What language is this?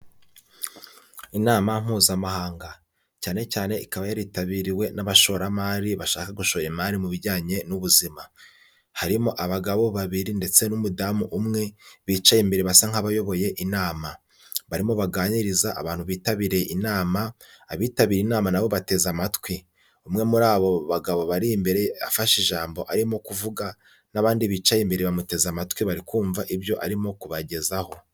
Kinyarwanda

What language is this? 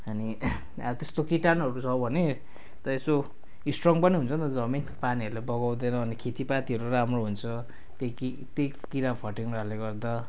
Nepali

